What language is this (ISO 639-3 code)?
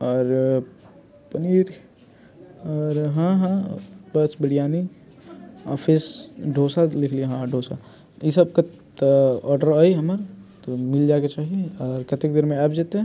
mai